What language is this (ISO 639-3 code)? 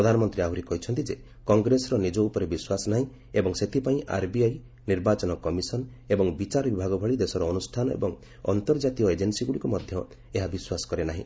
ori